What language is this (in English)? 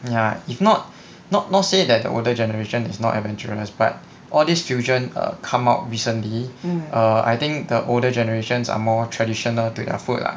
English